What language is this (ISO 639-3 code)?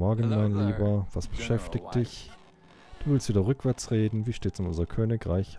deu